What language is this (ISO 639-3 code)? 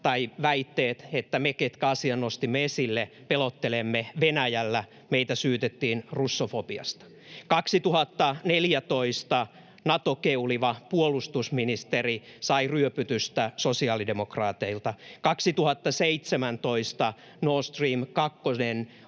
fin